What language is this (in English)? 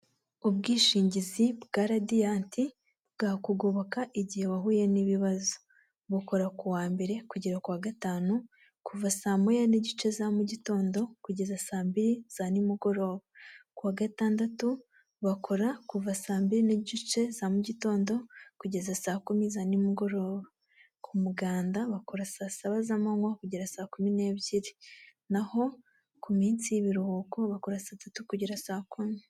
Kinyarwanda